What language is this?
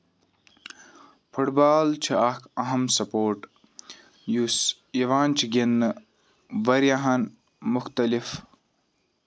Kashmiri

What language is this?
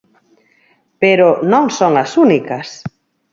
Galician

